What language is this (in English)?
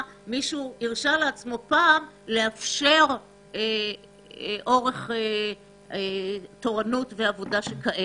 Hebrew